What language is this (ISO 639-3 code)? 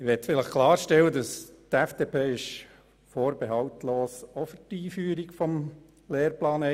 gsw